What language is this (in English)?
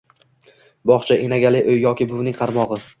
Uzbek